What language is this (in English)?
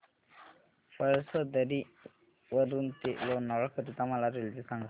Marathi